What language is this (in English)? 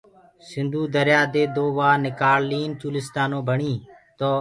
Gurgula